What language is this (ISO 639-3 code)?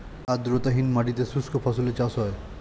ben